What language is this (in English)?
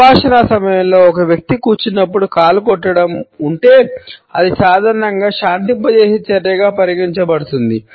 Telugu